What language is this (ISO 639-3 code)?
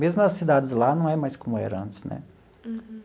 por